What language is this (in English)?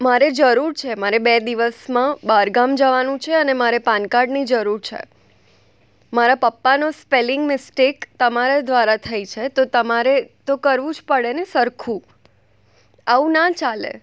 Gujarati